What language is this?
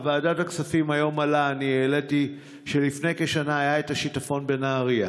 Hebrew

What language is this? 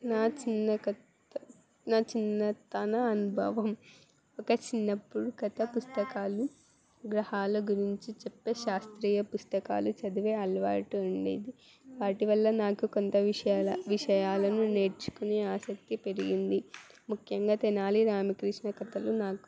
Telugu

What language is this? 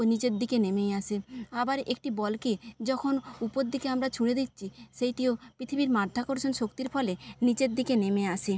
Bangla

